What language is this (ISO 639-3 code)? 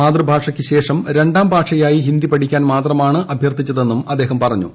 mal